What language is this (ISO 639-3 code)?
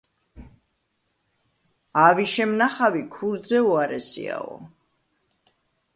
kat